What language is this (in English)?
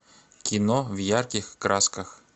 Russian